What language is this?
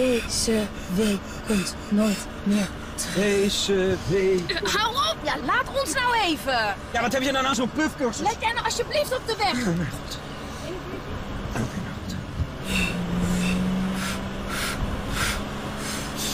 Dutch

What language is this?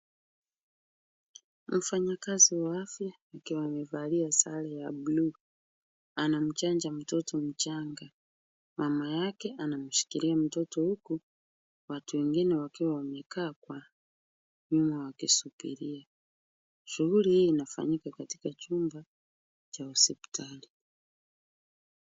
Swahili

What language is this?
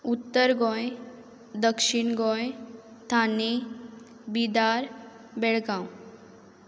Konkani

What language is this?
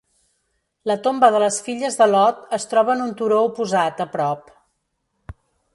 Catalan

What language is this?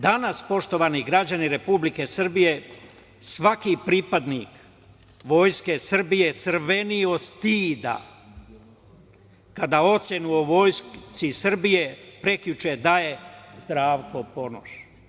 Serbian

